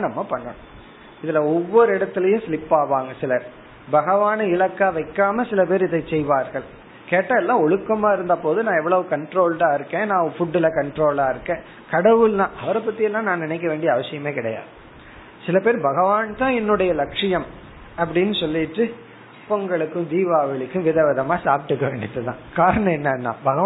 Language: Tamil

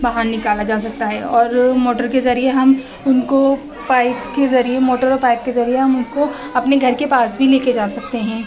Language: Urdu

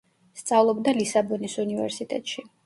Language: Georgian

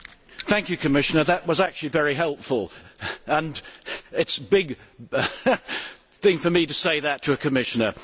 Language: English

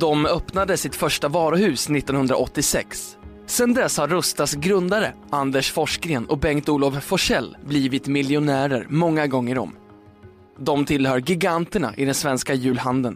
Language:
Swedish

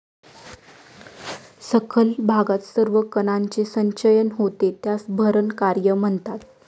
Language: Marathi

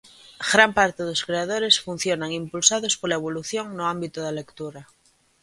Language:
Galician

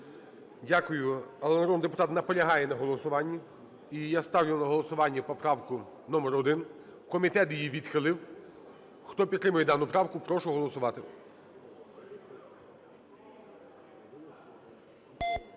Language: Ukrainian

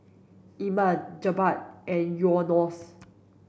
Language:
English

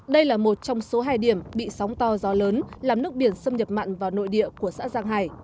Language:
Vietnamese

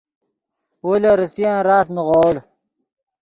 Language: Yidgha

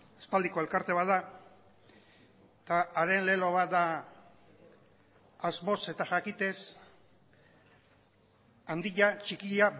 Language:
Basque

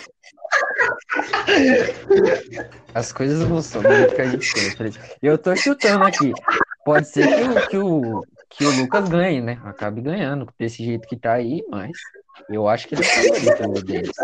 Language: Portuguese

